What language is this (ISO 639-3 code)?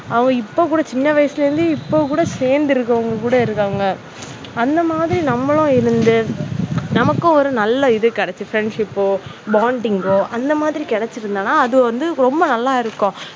tam